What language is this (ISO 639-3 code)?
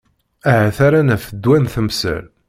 kab